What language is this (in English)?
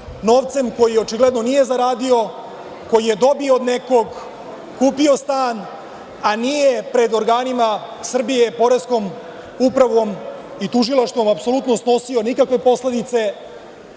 Serbian